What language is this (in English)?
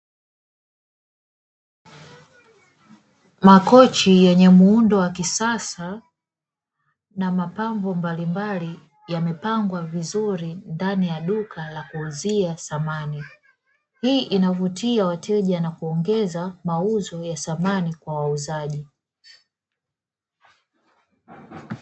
Swahili